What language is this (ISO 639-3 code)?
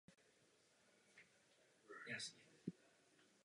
ces